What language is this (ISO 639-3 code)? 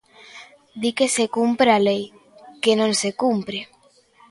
glg